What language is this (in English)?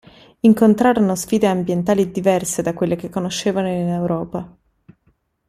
Italian